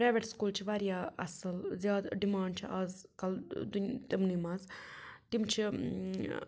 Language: Kashmiri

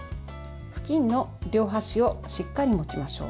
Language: Japanese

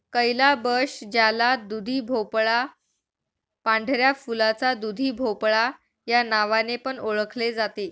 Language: Marathi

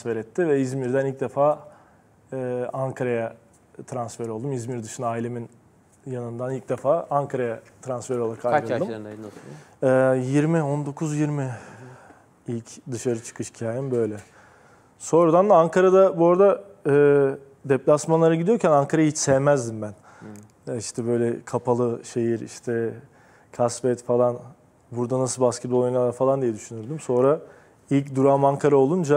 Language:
Turkish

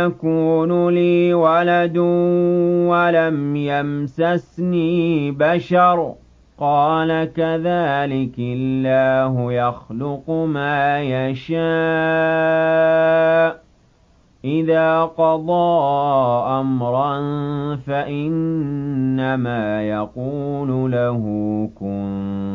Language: Arabic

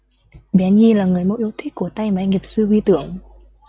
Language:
Vietnamese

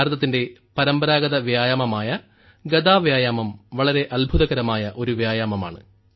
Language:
Malayalam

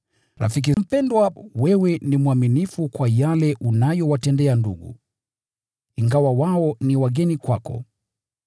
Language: Swahili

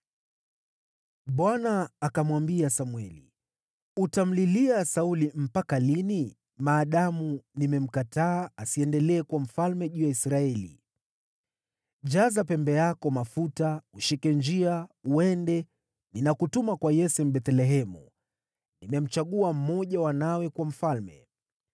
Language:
Swahili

